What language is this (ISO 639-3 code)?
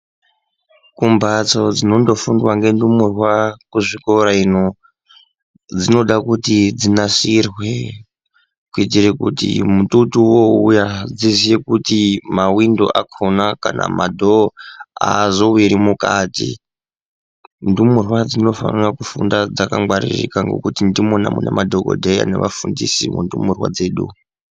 ndc